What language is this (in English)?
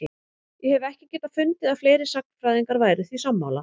Icelandic